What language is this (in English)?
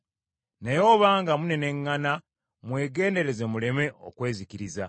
Ganda